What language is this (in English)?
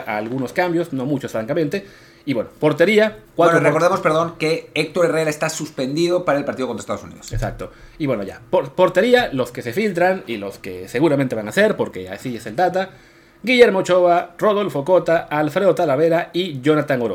Spanish